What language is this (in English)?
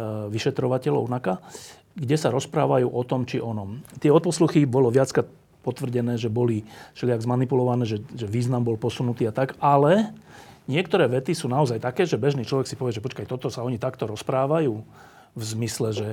Slovak